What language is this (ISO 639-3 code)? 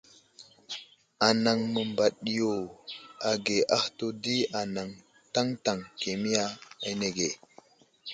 udl